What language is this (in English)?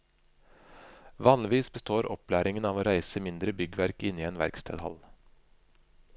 Norwegian